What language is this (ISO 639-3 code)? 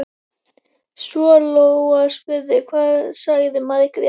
isl